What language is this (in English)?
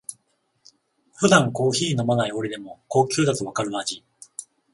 Japanese